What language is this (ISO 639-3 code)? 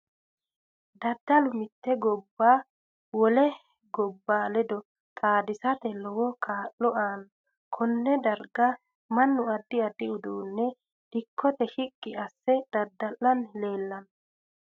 sid